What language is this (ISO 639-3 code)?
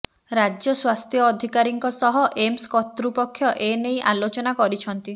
ori